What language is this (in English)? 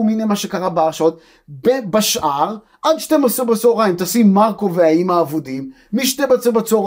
Hebrew